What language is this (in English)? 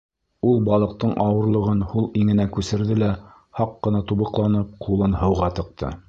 Bashkir